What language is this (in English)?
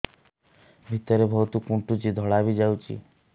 Odia